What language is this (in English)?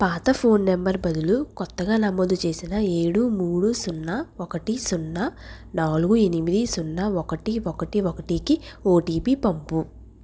Telugu